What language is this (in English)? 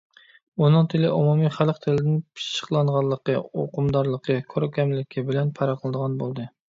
Uyghur